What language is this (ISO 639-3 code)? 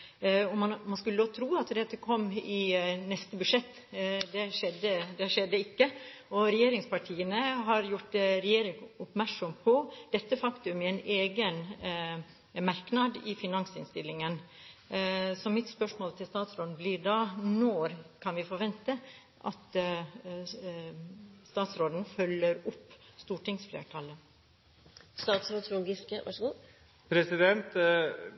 nob